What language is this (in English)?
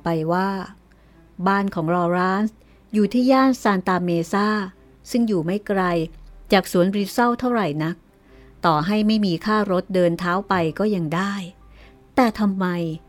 Thai